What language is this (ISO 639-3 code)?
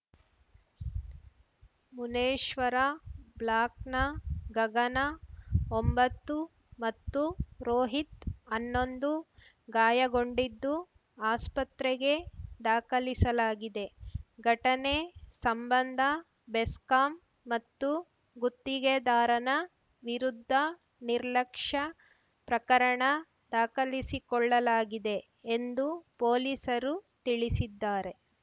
kan